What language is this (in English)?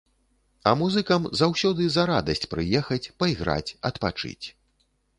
Belarusian